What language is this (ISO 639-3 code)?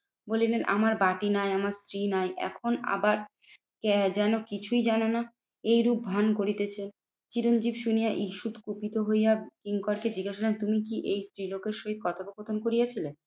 ben